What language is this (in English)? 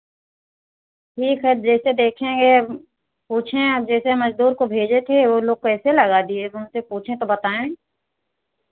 Hindi